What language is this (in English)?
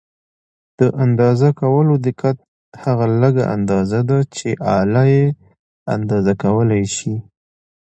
Pashto